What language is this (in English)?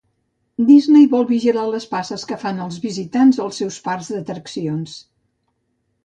Catalan